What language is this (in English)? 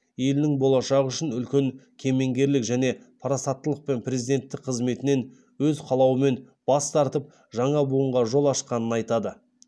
Kazakh